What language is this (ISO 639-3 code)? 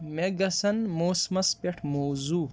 kas